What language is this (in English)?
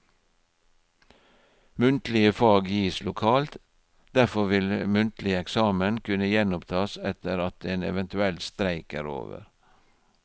Norwegian